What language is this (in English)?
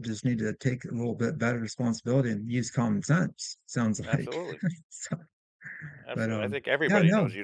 English